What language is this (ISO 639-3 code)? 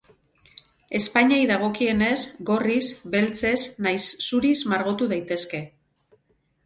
eus